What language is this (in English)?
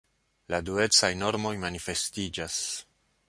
Esperanto